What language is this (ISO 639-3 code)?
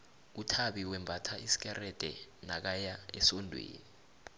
nbl